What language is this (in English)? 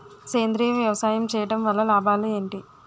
Telugu